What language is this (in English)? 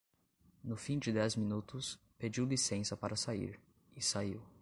Portuguese